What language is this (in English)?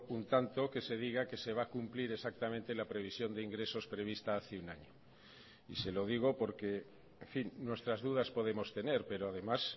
Spanish